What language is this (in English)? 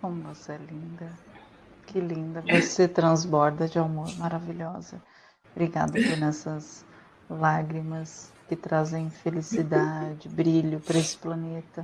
Portuguese